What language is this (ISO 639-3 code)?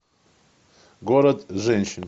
rus